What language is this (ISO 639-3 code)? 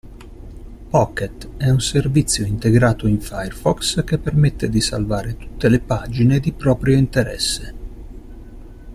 ita